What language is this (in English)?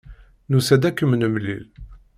Kabyle